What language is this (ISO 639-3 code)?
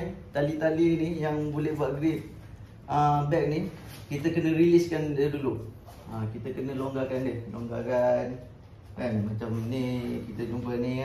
msa